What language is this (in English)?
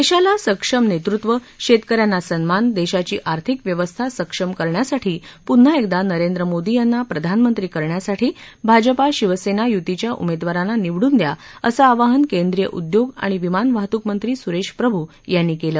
Marathi